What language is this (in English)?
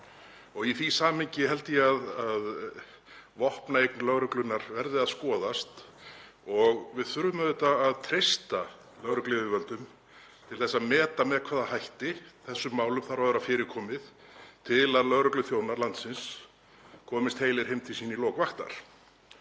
Icelandic